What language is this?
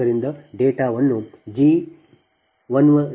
Kannada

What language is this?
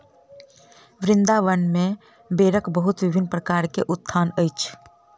Maithili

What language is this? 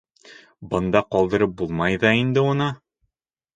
Bashkir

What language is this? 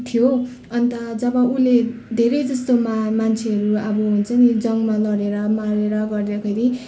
Nepali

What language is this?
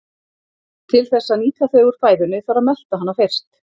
Icelandic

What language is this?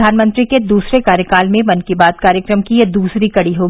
Hindi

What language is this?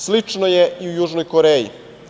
Serbian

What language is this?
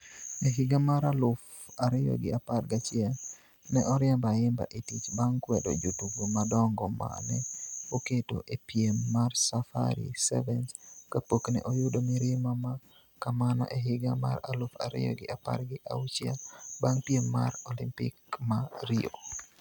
Luo (Kenya and Tanzania)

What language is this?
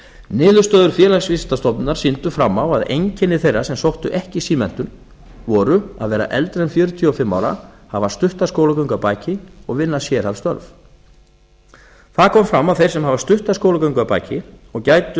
Icelandic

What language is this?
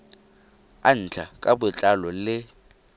Tswana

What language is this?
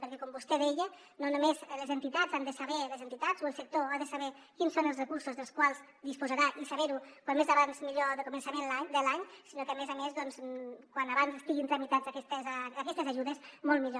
Catalan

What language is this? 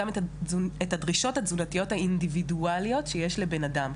Hebrew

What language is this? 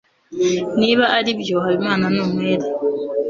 Kinyarwanda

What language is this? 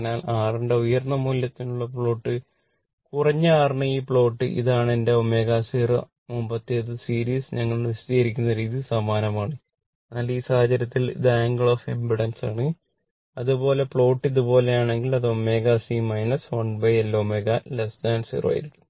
Malayalam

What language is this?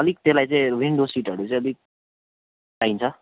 Nepali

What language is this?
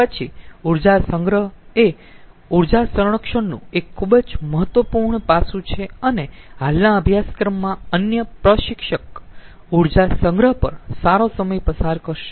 Gujarati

